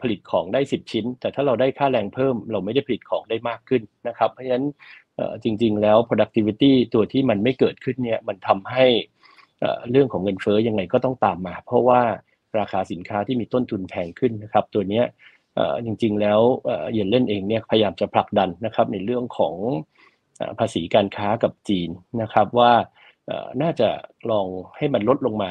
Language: Thai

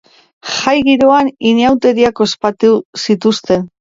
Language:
Basque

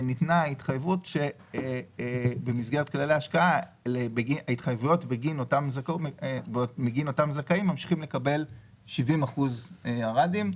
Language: Hebrew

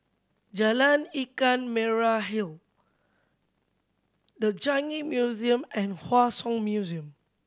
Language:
English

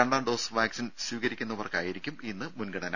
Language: Malayalam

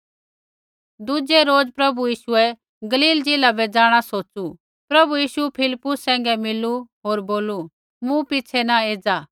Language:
Kullu Pahari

